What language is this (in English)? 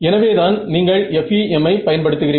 Tamil